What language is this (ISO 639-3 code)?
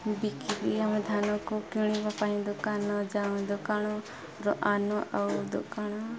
ori